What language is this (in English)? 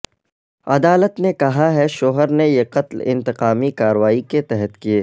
Urdu